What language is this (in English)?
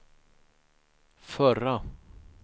Swedish